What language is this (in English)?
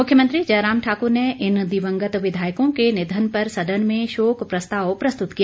Hindi